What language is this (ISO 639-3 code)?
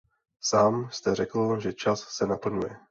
ces